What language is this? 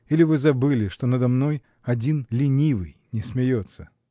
Russian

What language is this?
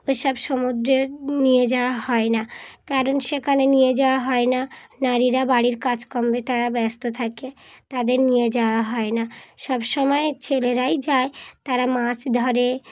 Bangla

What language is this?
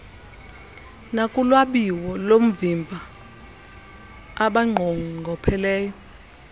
Xhosa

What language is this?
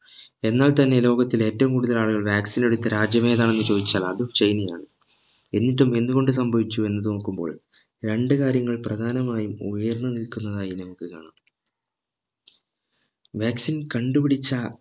Malayalam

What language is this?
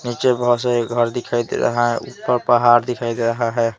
Hindi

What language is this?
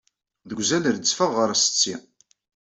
Kabyle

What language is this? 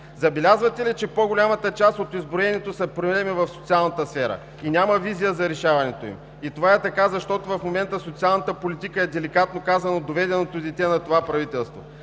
Bulgarian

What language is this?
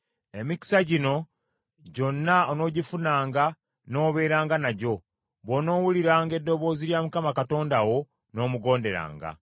Ganda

